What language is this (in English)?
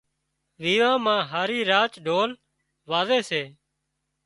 Wadiyara Koli